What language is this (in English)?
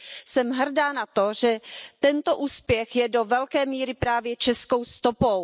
Czech